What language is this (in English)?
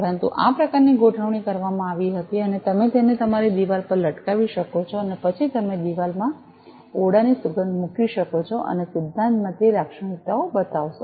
Gujarati